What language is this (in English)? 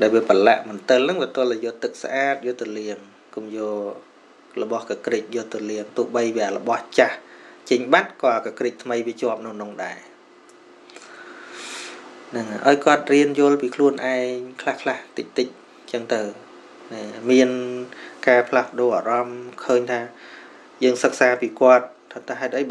Vietnamese